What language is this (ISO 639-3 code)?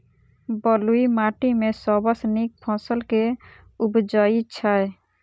mai